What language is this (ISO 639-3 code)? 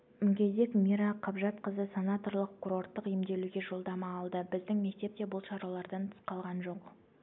kaz